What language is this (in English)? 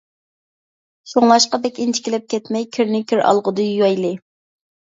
Uyghur